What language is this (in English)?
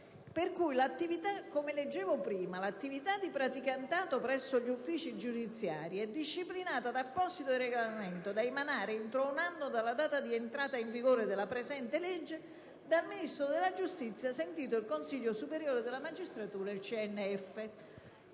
Italian